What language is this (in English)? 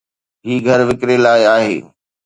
Sindhi